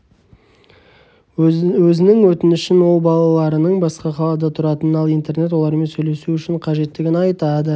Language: Kazakh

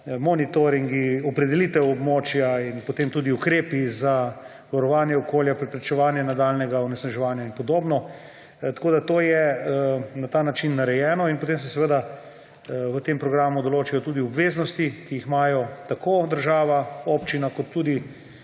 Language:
Slovenian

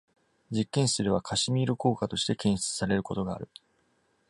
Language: Japanese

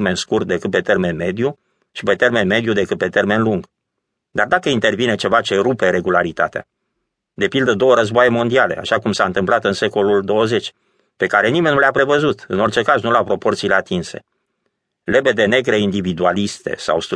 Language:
Romanian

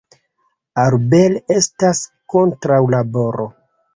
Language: Esperanto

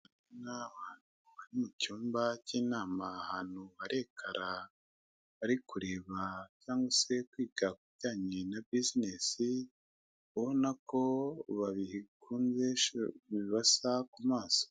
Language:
Kinyarwanda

